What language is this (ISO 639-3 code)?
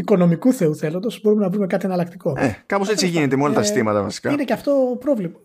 ell